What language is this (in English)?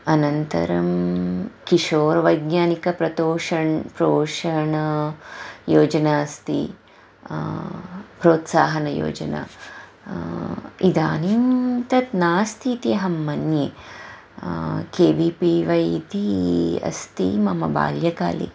Sanskrit